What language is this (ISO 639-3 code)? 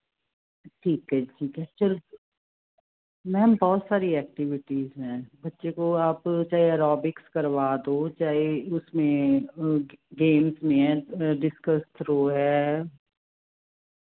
pan